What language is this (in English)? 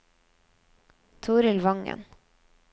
Norwegian